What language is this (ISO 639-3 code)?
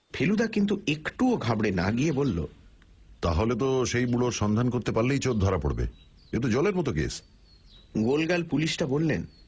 ben